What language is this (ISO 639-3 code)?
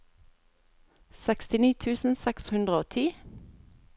nor